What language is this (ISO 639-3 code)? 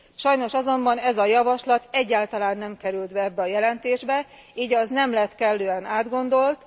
hun